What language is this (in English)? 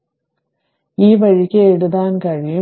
Malayalam